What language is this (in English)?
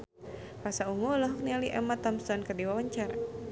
Sundanese